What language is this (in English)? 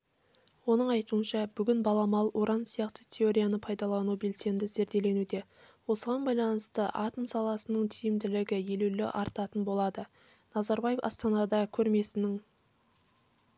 Kazakh